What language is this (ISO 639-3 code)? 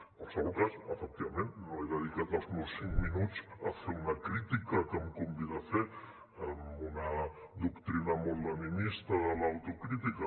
cat